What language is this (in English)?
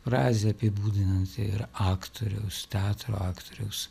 Lithuanian